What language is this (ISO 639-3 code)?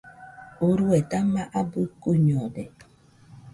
hux